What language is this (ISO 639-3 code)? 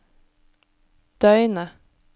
nor